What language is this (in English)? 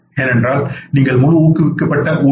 Tamil